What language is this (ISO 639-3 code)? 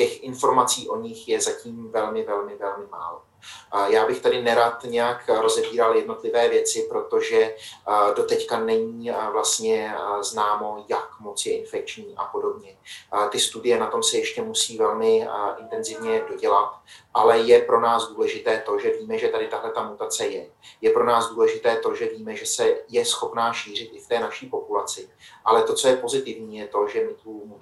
ces